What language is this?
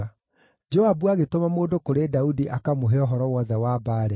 Kikuyu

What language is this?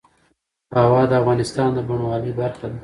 Pashto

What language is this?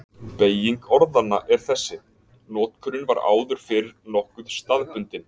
Icelandic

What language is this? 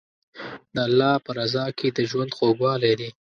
Pashto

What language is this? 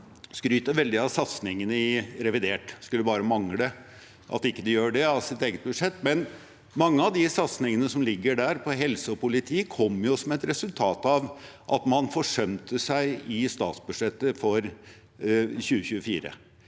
Norwegian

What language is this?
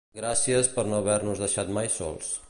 Catalan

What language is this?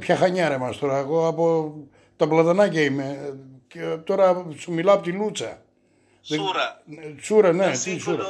Greek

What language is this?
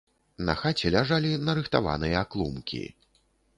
Belarusian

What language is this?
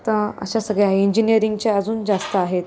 Marathi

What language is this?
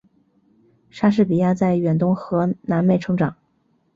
Chinese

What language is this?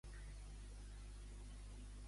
Catalan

